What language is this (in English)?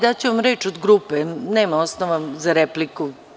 Serbian